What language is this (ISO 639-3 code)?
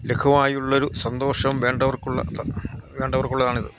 mal